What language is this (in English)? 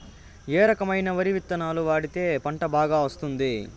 Telugu